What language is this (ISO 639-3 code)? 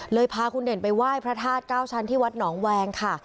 tha